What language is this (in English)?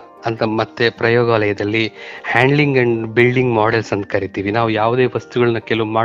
Kannada